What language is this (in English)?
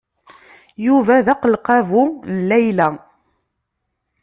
Kabyle